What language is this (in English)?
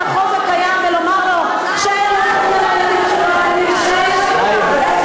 Hebrew